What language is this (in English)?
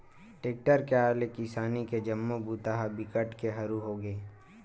Chhattisgarhi